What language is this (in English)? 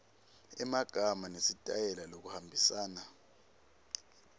Swati